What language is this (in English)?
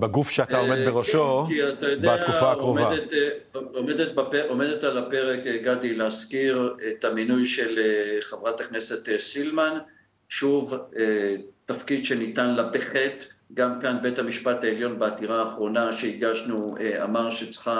Hebrew